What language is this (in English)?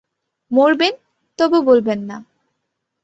Bangla